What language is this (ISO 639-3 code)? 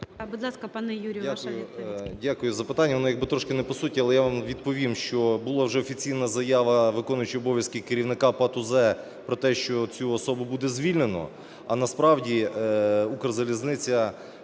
ukr